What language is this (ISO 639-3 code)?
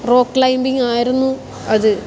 mal